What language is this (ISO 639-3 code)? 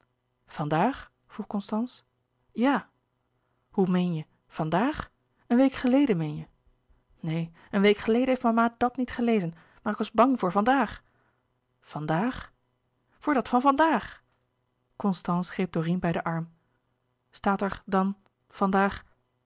nld